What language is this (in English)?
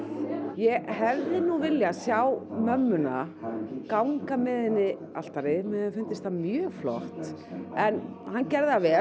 Icelandic